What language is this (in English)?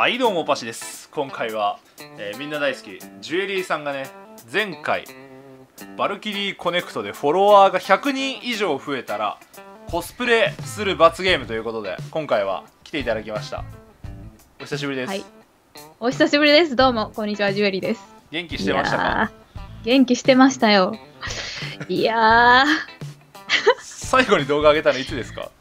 Japanese